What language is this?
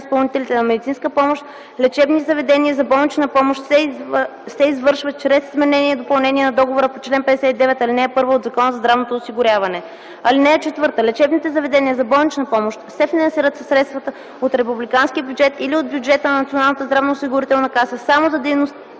Bulgarian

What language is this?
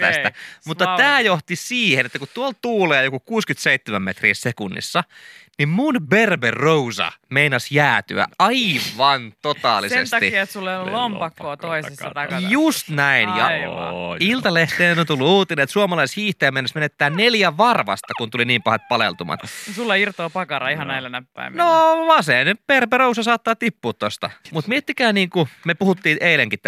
Finnish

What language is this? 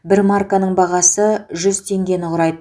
Kazakh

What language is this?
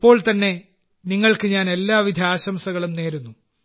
Malayalam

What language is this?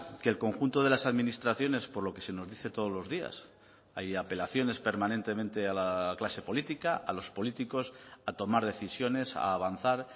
Spanish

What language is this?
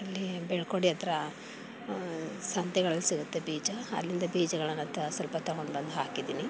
Kannada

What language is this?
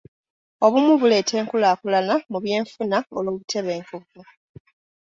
Ganda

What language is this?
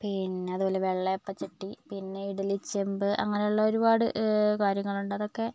Malayalam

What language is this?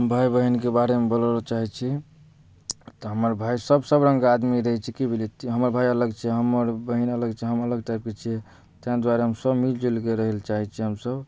Maithili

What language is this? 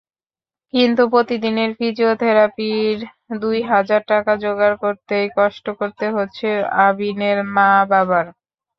Bangla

